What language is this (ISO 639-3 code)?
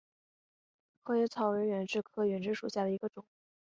zho